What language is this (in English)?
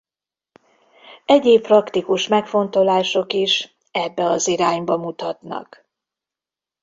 Hungarian